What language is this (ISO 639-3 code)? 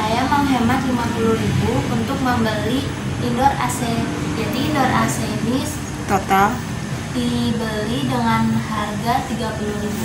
ind